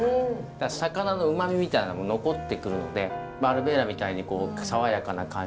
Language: Japanese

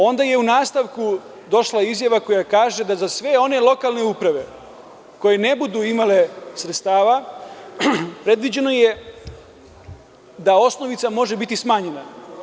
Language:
Serbian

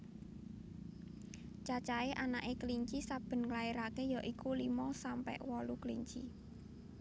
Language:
Javanese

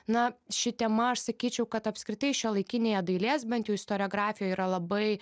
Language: Lithuanian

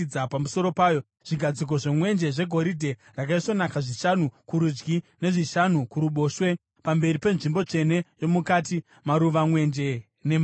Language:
Shona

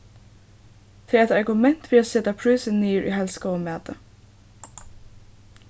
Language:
Faroese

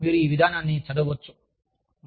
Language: Telugu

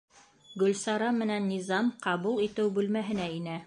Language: Bashkir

